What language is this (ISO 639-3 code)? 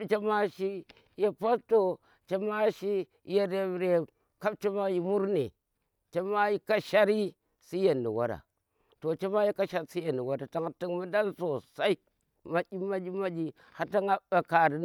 ttr